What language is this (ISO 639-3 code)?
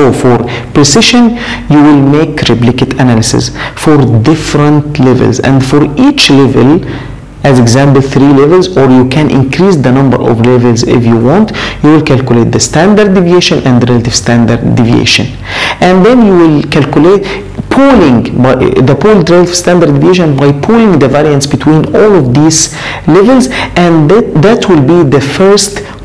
eng